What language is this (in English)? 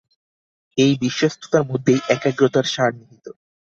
Bangla